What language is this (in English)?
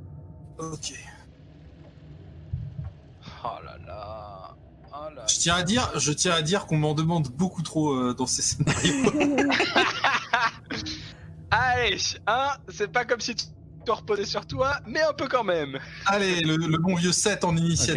French